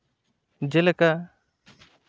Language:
Santali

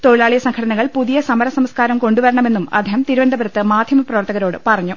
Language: Malayalam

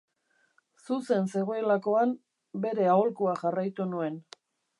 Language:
Basque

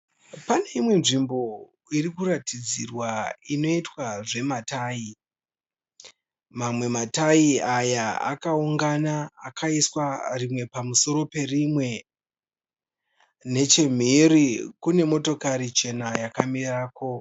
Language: Shona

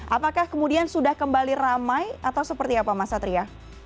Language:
Indonesian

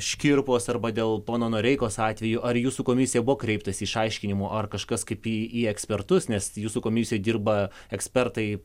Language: Lithuanian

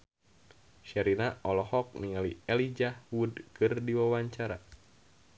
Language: Sundanese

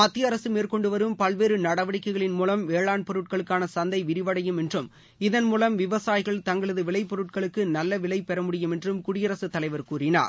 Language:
Tamil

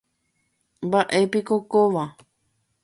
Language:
Guarani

